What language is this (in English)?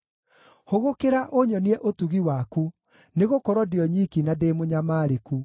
Kikuyu